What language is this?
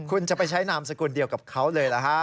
Thai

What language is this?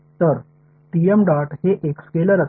Marathi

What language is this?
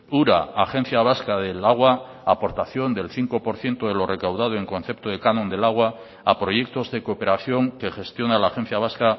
Spanish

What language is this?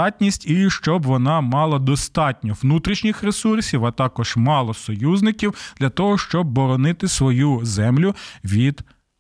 Ukrainian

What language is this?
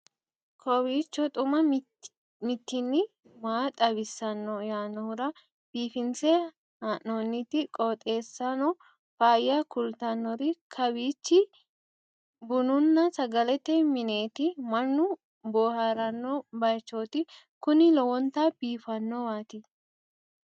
Sidamo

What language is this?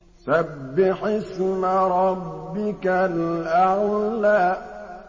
Arabic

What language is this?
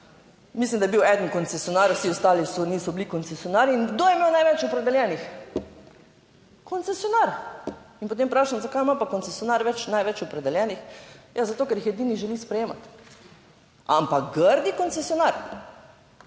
Slovenian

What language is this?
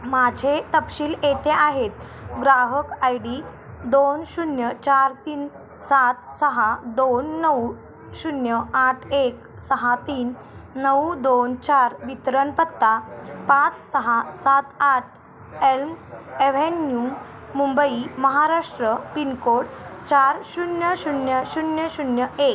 Marathi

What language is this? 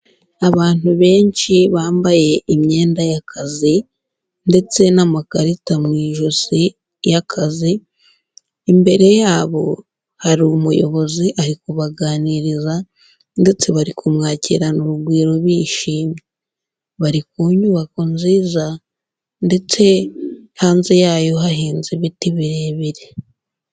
Kinyarwanda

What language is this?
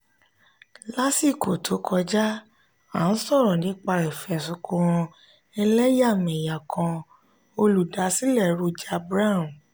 Yoruba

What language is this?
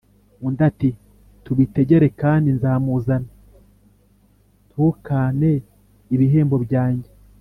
Kinyarwanda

